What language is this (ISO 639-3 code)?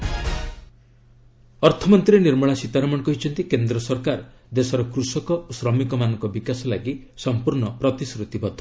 ori